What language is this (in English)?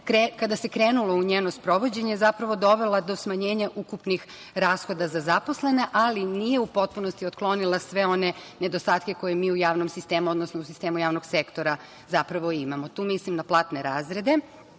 Serbian